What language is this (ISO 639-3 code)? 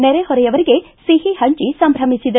kan